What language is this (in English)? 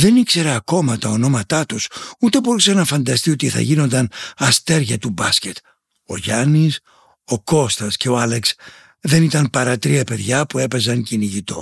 Greek